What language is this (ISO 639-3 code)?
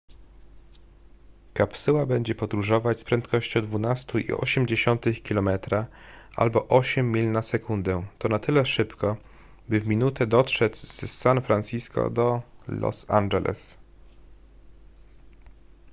pol